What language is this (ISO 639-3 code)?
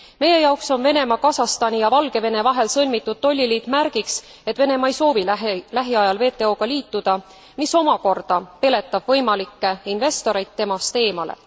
est